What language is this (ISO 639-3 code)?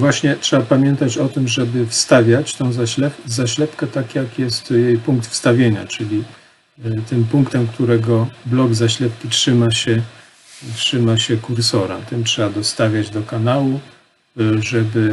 pol